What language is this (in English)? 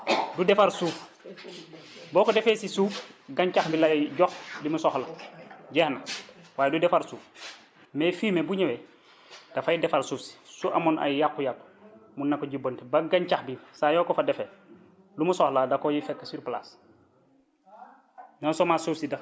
Wolof